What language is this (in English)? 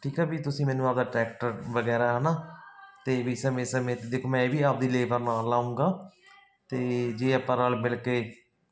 Punjabi